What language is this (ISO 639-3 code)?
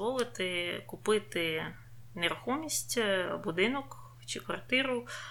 ukr